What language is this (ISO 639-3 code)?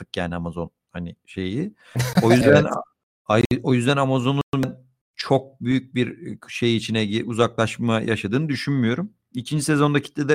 tur